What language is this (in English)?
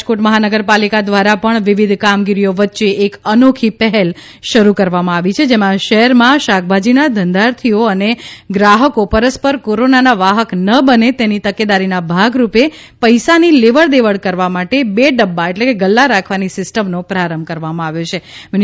Gujarati